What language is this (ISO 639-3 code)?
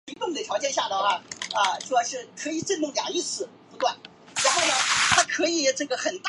zho